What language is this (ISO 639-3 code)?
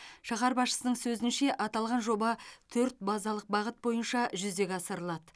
kaz